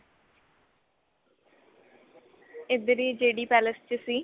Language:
Punjabi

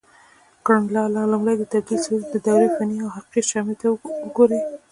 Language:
Pashto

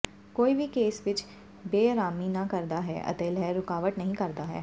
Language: Punjabi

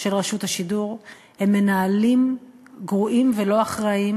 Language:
Hebrew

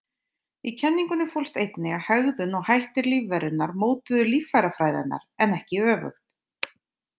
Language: Icelandic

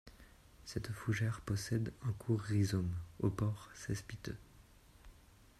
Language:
French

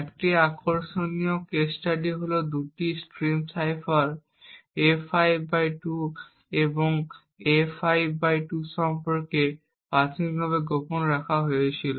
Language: Bangla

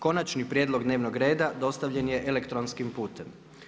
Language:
Croatian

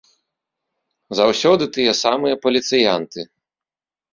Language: Belarusian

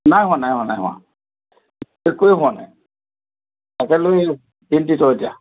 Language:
Assamese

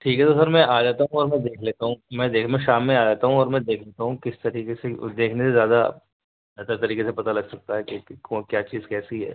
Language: Urdu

